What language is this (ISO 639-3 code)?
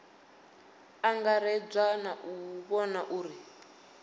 ven